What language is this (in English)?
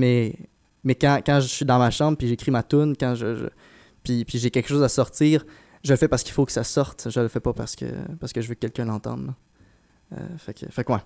French